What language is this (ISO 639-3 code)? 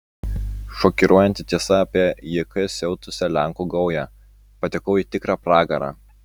lit